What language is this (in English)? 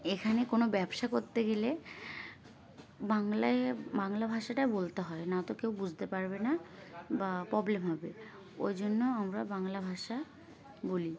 Bangla